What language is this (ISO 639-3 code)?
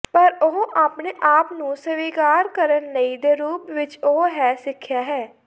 pan